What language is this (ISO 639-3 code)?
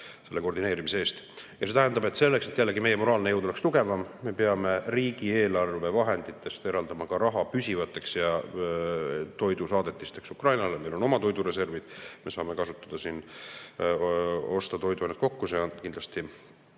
est